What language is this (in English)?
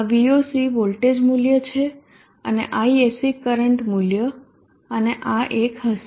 Gujarati